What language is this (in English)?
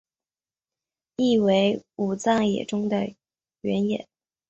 Chinese